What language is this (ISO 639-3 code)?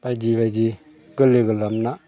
brx